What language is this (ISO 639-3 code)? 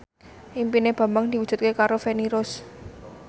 jav